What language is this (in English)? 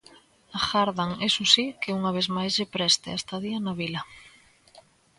Galician